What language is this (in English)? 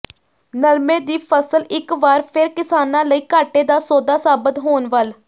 Punjabi